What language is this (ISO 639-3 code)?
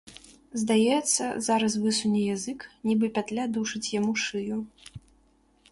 bel